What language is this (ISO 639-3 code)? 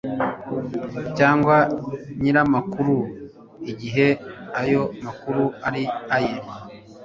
kin